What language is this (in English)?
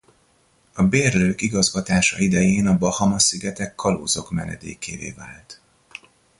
Hungarian